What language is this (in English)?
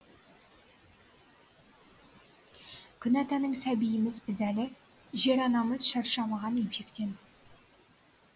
Kazakh